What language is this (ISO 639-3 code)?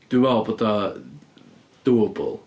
cym